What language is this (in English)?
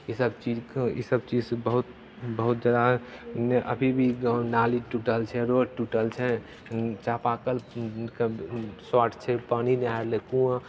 Maithili